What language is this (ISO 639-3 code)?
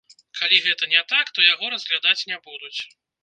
bel